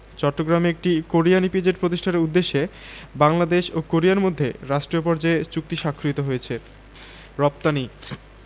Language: Bangla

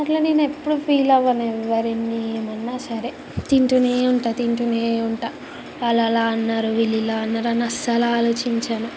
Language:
Telugu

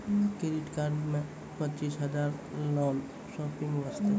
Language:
Maithili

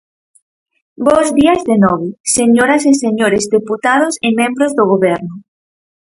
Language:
Galician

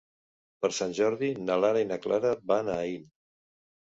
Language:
Catalan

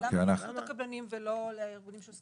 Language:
Hebrew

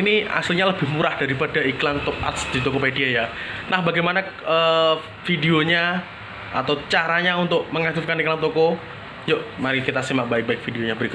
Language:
Indonesian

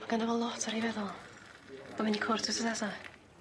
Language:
Welsh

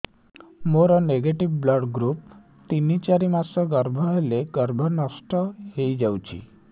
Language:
Odia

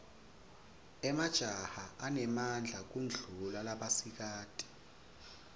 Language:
Swati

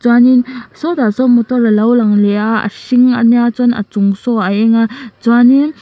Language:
Mizo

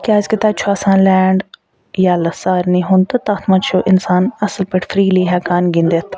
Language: Kashmiri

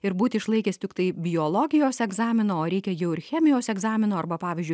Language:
Lithuanian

